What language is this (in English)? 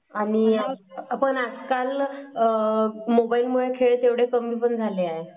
Marathi